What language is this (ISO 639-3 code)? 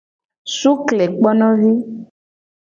gej